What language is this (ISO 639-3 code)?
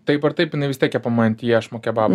lit